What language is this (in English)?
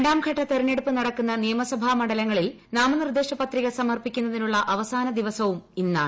Malayalam